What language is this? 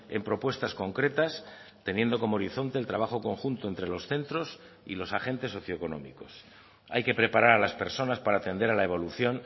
Spanish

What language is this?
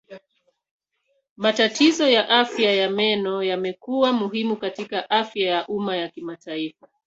Swahili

